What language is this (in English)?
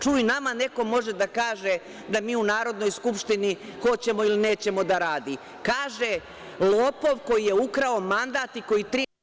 Serbian